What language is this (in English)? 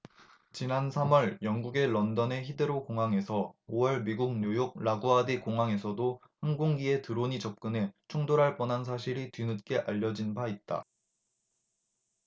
Korean